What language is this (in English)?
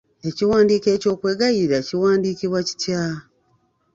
Ganda